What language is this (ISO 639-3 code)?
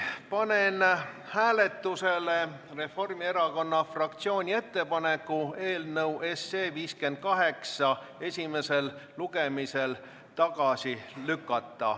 est